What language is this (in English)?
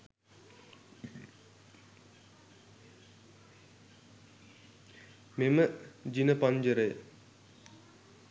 Sinhala